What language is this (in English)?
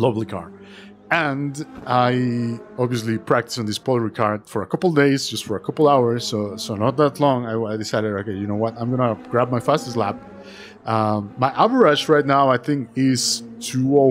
English